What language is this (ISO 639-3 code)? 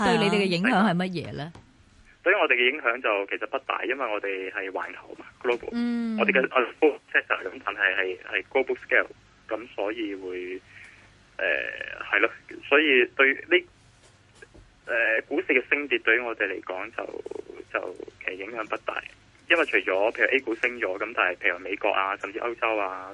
zho